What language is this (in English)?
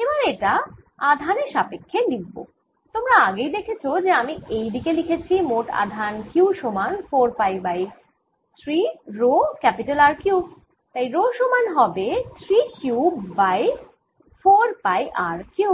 Bangla